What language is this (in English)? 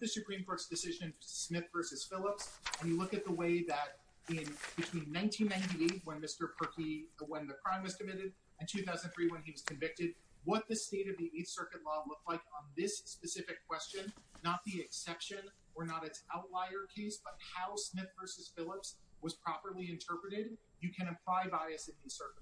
English